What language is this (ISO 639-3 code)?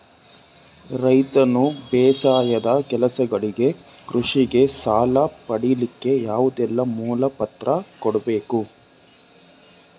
kan